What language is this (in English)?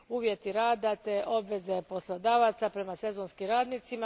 Croatian